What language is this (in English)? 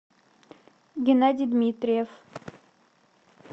Russian